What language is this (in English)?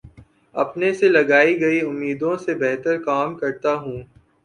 Urdu